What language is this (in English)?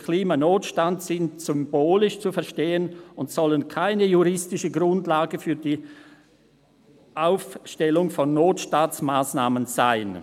Swiss German